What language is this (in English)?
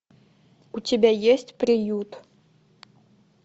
Russian